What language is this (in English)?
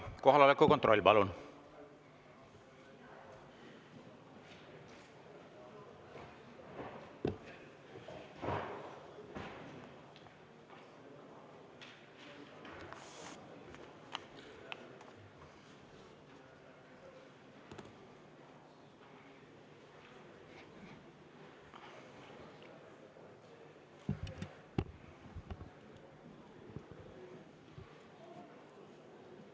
Estonian